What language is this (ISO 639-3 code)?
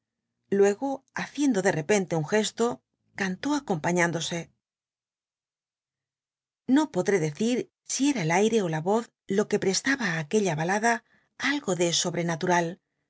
spa